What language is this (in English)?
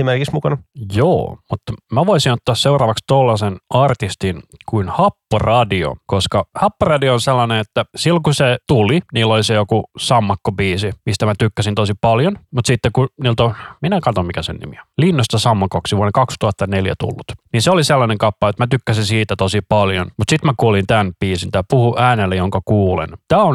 Finnish